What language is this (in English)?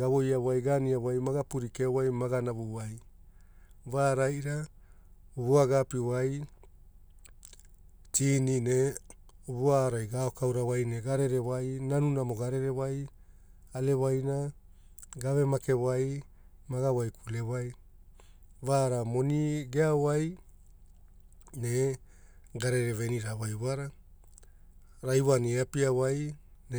Hula